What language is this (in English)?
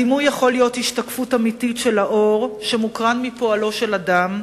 Hebrew